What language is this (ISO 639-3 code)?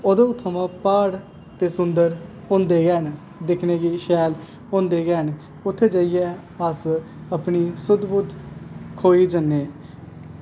doi